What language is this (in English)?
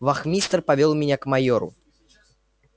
Russian